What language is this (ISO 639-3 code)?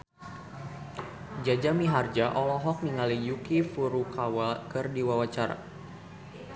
sun